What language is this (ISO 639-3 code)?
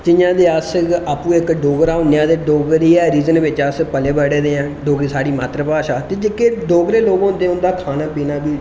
doi